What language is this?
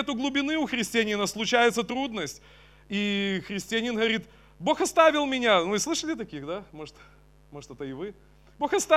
Russian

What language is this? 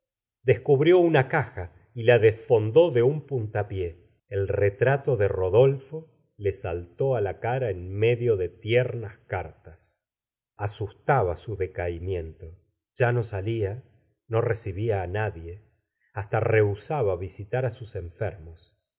Spanish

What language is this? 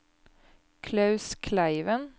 Norwegian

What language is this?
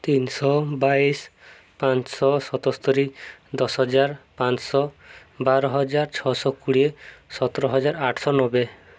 Odia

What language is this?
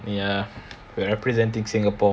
English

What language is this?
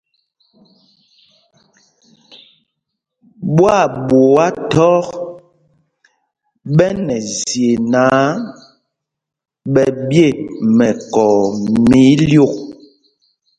Mpumpong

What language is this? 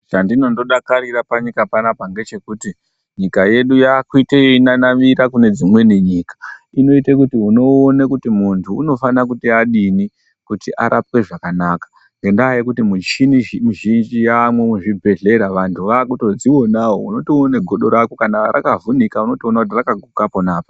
Ndau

